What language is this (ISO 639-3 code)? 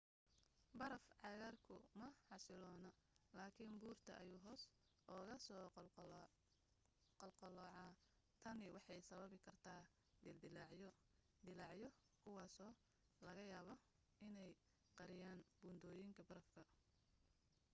som